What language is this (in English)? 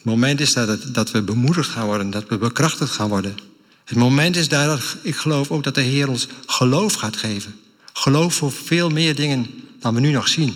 Dutch